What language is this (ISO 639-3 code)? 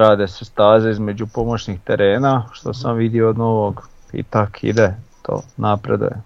hrv